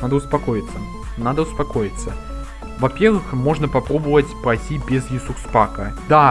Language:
Russian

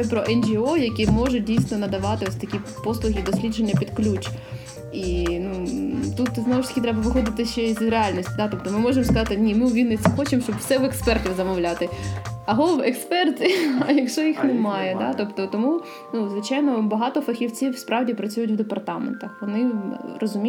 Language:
Ukrainian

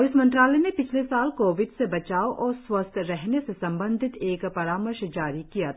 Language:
Hindi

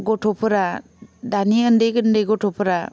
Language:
Bodo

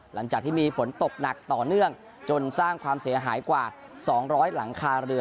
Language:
Thai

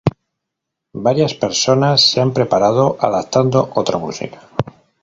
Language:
Spanish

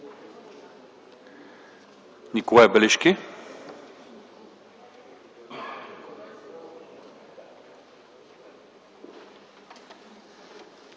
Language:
Bulgarian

